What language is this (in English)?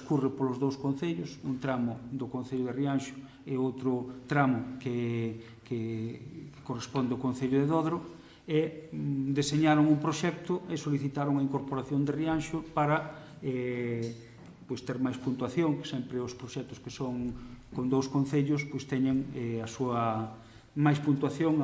Galician